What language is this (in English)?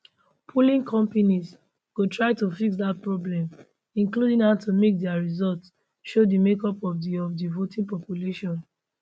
Nigerian Pidgin